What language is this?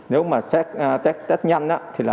Vietnamese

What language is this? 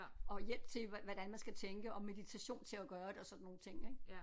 Danish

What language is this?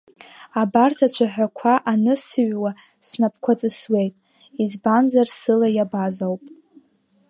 Abkhazian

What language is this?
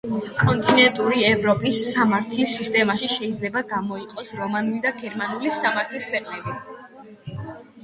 Georgian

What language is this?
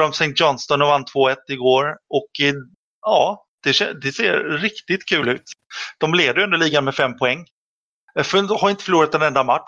Swedish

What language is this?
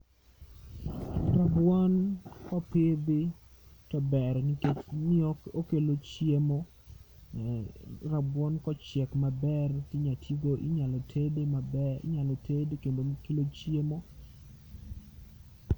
Luo (Kenya and Tanzania)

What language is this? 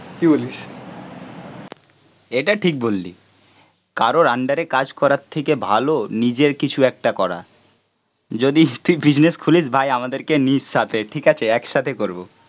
Bangla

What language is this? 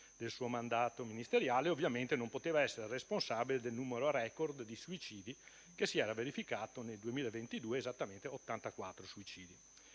Italian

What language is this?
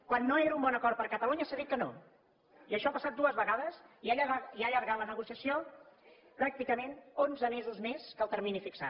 Catalan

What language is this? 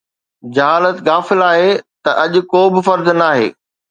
Sindhi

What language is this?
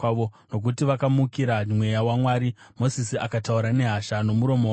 Shona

